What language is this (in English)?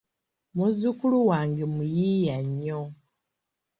Ganda